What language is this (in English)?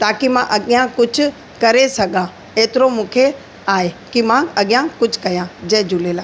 Sindhi